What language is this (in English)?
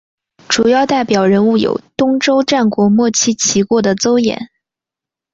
Chinese